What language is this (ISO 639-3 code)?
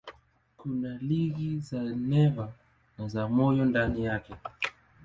swa